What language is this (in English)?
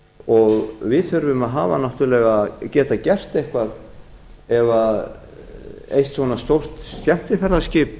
Icelandic